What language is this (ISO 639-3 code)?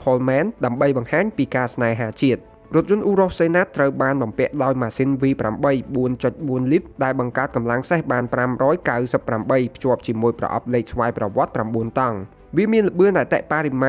tha